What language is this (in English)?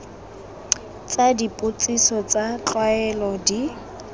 Tswana